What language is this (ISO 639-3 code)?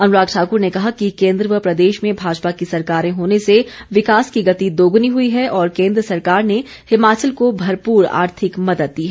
hin